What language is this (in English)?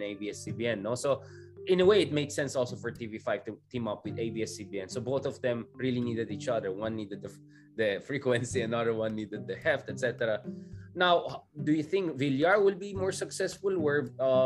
Filipino